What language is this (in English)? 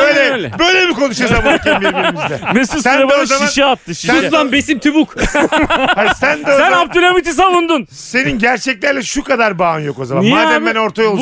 Turkish